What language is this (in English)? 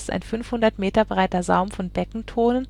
German